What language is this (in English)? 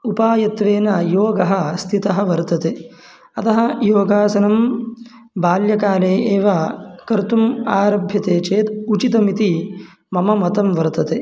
Sanskrit